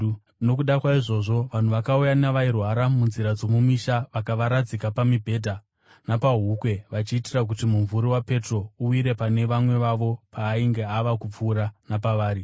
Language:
Shona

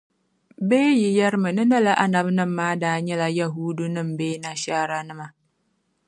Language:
Dagbani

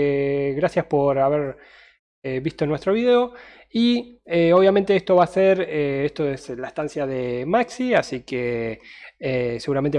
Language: Spanish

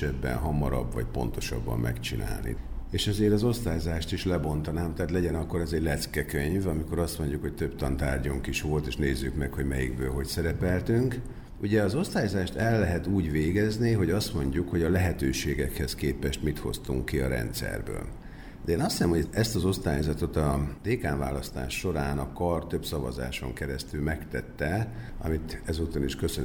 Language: Hungarian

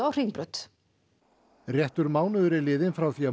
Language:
Icelandic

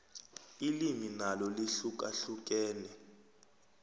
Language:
South Ndebele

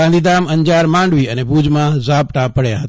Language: Gujarati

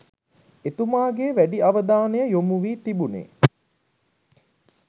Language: Sinhala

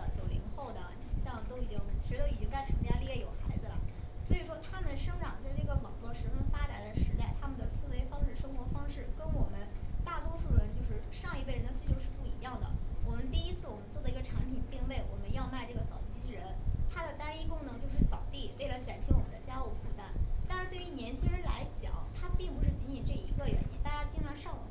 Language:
Chinese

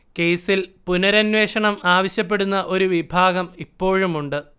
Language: Malayalam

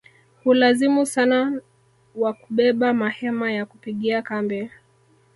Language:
Swahili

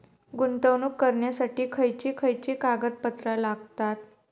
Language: Marathi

